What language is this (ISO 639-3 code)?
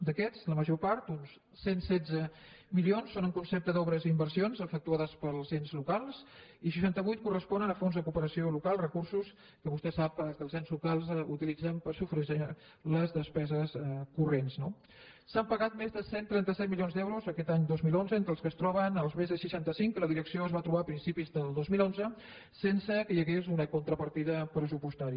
cat